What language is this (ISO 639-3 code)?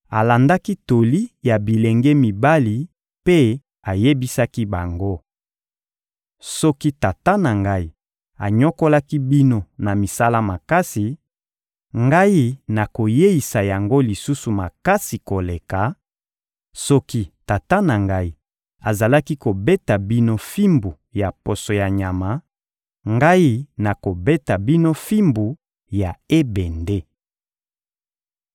lin